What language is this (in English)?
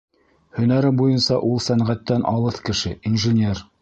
Bashkir